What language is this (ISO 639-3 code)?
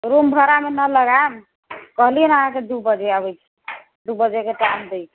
mai